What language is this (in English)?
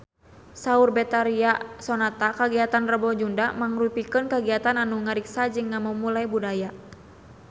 Sundanese